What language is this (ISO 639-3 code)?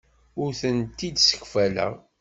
kab